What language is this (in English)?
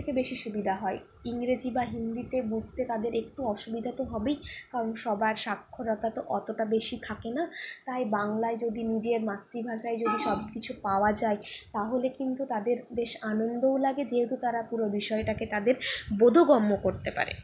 Bangla